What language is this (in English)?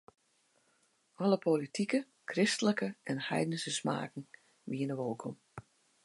Western Frisian